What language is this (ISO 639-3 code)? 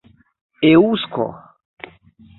epo